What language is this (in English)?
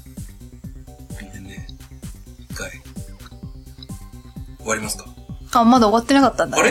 Japanese